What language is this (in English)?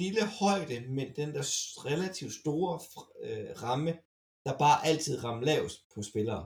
Danish